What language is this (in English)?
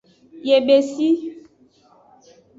Aja (Benin)